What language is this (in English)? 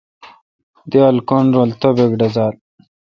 Kalkoti